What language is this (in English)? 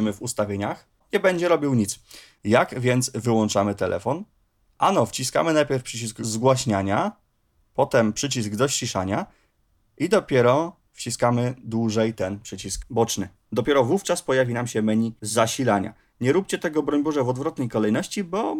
Polish